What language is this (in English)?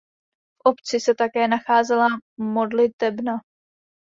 Czech